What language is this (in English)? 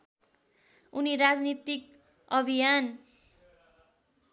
Nepali